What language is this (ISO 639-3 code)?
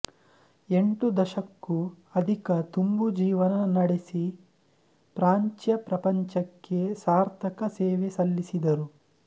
kan